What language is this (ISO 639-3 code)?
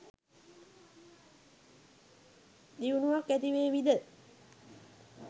sin